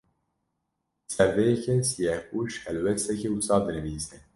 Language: Kurdish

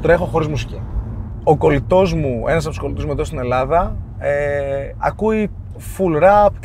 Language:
Greek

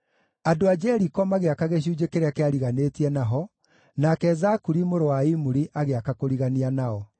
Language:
Kikuyu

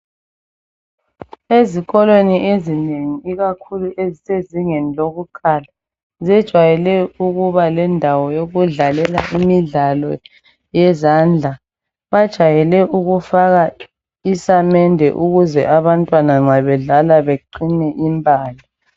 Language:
North Ndebele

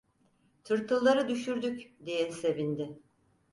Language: Turkish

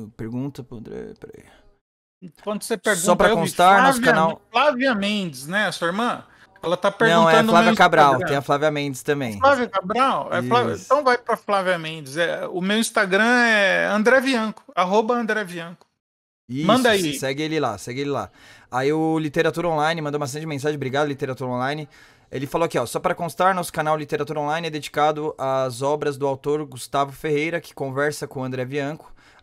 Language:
Portuguese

